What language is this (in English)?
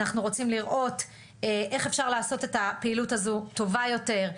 Hebrew